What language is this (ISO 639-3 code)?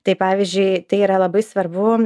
lit